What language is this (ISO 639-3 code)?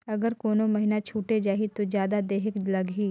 hne